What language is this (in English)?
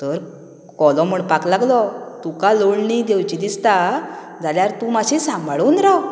Konkani